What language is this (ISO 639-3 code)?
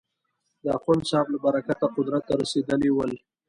pus